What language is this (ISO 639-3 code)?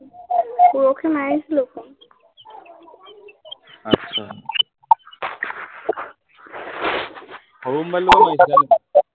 asm